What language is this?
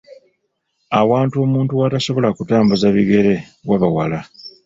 Ganda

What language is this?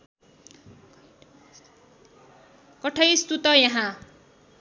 Nepali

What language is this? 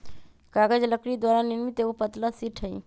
Magahi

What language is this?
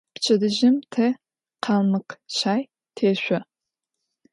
Adyghe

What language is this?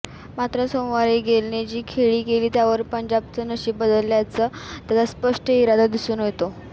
Marathi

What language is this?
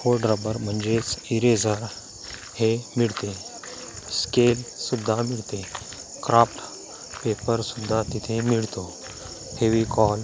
Marathi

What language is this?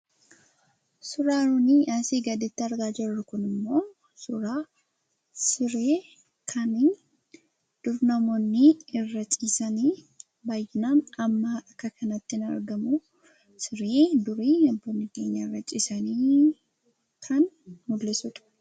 Oromo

